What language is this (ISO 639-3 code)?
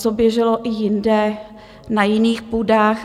ces